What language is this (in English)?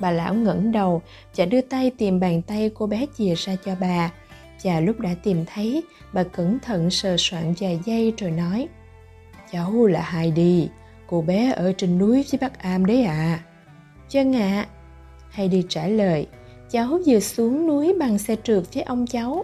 Vietnamese